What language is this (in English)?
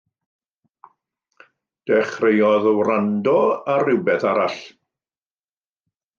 Welsh